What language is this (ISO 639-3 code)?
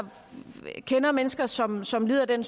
dan